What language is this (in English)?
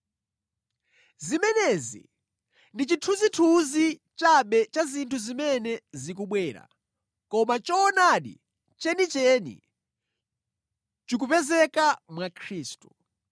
Nyanja